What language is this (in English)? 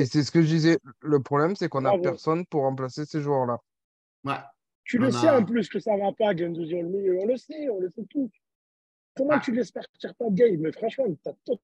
French